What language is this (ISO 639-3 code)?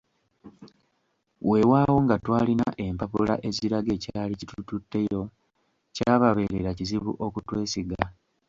lug